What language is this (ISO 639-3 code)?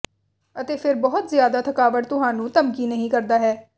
pan